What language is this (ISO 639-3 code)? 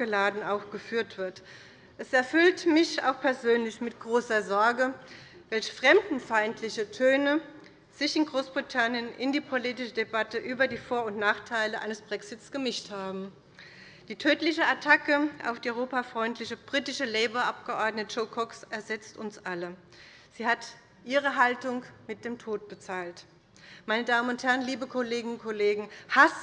deu